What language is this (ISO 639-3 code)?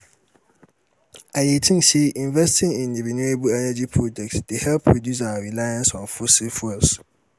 pcm